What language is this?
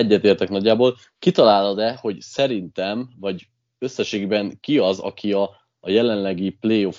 Hungarian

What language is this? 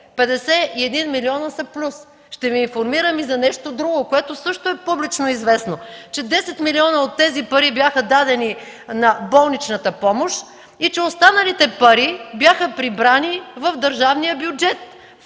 Bulgarian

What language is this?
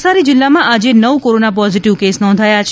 Gujarati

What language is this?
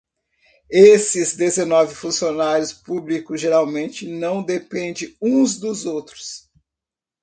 Portuguese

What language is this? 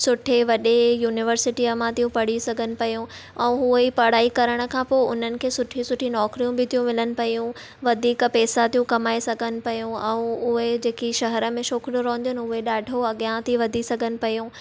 Sindhi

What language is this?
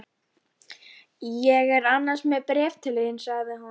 Icelandic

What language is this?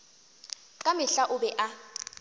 Northern Sotho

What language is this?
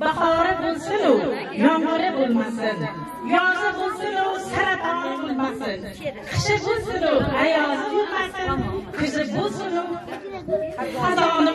Turkish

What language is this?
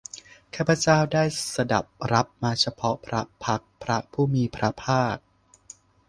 Thai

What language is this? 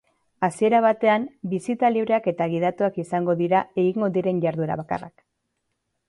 Basque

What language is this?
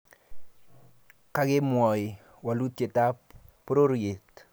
Kalenjin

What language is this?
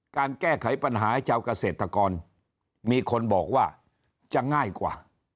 Thai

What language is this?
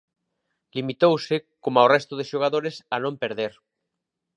Galician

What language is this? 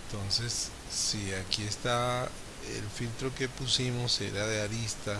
Spanish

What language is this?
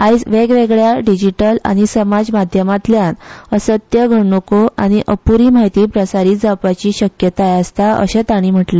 Konkani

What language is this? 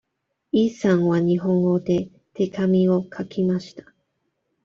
Japanese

